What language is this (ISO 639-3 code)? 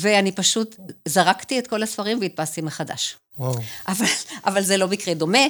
heb